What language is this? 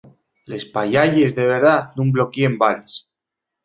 Asturian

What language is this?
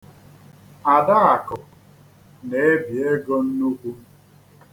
Igbo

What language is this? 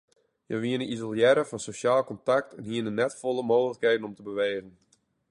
Western Frisian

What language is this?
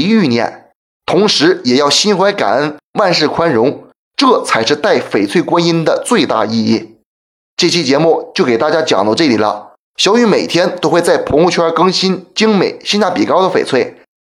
Chinese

